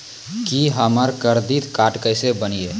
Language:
Maithili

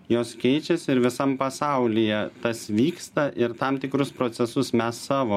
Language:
Lithuanian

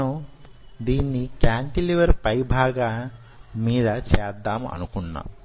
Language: Telugu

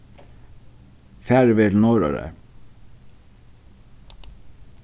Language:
Faroese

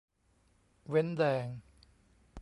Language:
Thai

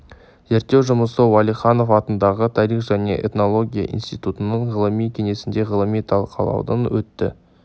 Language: Kazakh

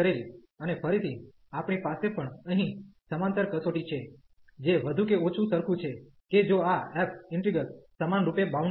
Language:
Gujarati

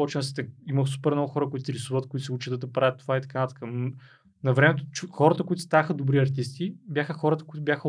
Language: Bulgarian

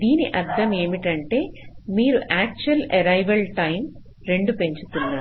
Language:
Telugu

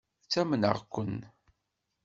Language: Kabyle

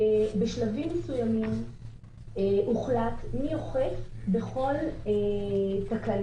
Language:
Hebrew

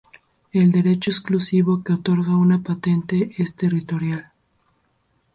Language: Spanish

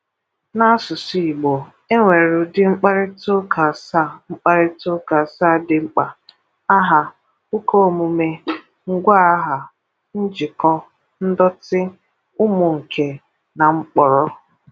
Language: Igbo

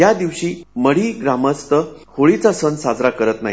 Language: Marathi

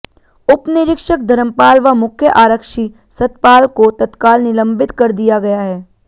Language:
Hindi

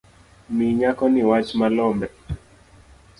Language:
Luo (Kenya and Tanzania)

